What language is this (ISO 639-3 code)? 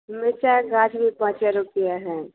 mai